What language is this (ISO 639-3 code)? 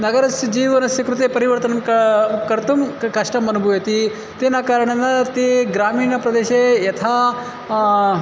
san